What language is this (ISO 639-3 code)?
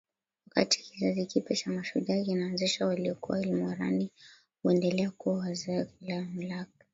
swa